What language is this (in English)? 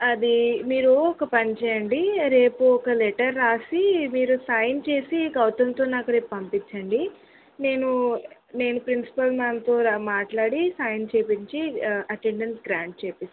Telugu